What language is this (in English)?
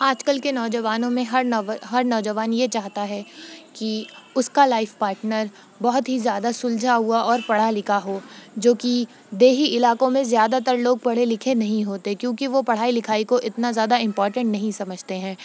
Urdu